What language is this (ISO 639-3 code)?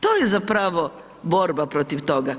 hrv